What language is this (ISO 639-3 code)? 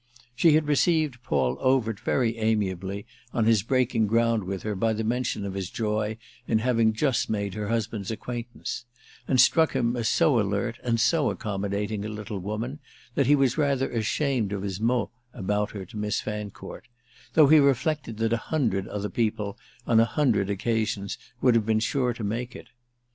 eng